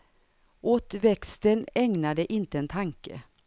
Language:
Swedish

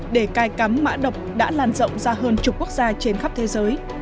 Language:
Vietnamese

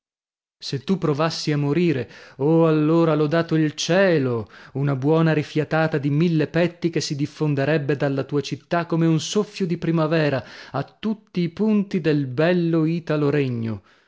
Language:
Italian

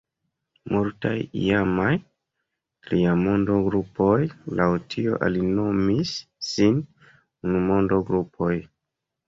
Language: Esperanto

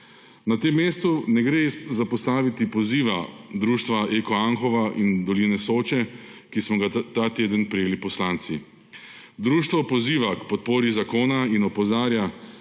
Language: Slovenian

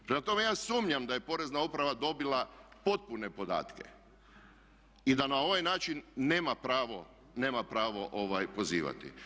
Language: Croatian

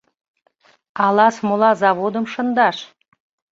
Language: Mari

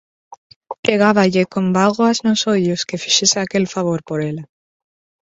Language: Galician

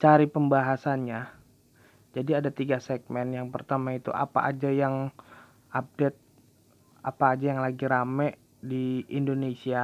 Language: Indonesian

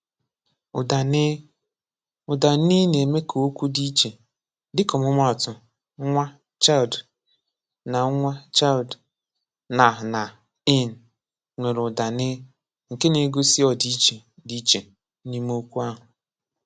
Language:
Igbo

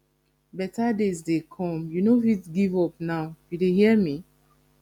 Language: Nigerian Pidgin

